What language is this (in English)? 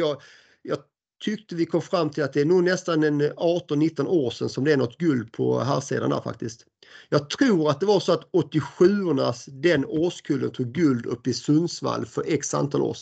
Swedish